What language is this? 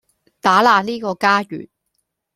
Cantonese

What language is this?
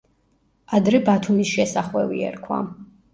Georgian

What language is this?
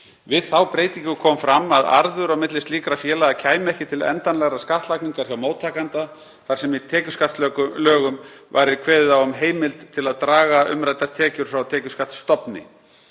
Icelandic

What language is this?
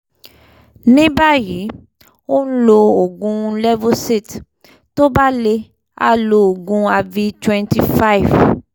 Yoruba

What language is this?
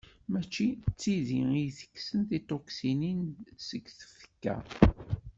Kabyle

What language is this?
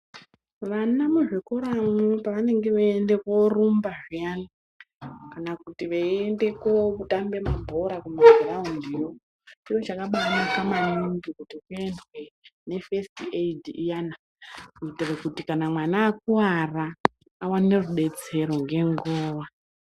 Ndau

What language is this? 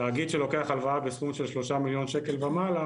Hebrew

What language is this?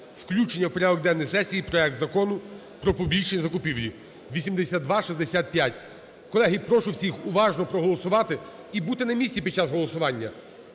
Ukrainian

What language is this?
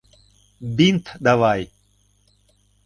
Mari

